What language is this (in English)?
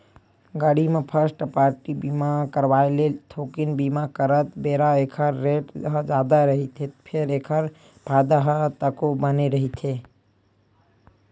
Chhattisgarhi